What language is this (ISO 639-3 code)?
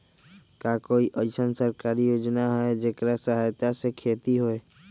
mag